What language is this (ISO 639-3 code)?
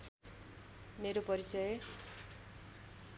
nep